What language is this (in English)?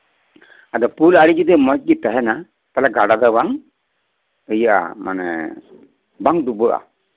Santali